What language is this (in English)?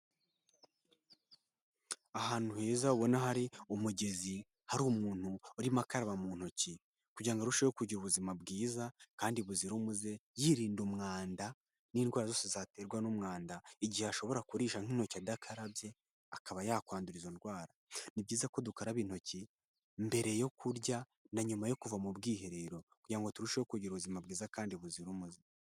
Kinyarwanda